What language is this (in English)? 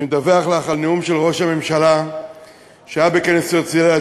Hebrew